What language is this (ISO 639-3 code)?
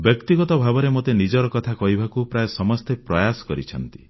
ori